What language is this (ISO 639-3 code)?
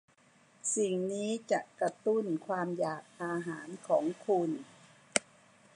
tha